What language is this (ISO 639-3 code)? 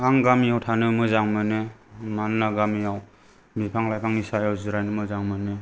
brx